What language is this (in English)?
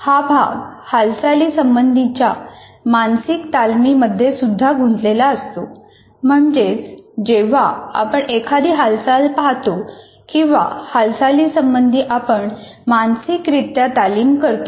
Marathi